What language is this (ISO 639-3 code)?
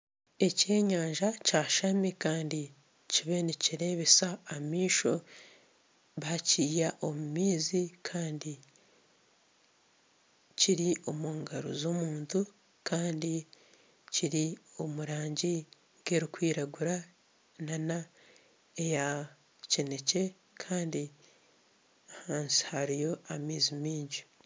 nyn